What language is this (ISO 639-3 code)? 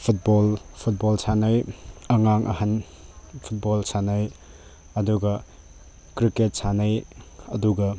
mni